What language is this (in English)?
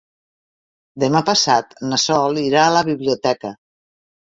Catalan